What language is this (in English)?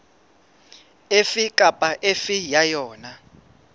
Southern Sotho